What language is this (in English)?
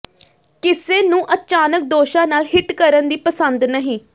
Punjabi